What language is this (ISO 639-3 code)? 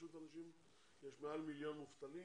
heb